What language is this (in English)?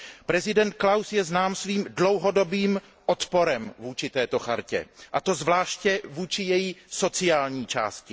Czech